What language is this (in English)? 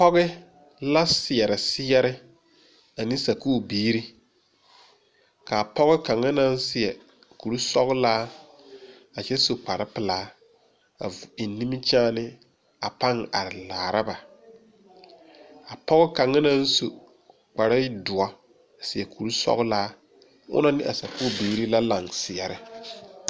Southern Dagaare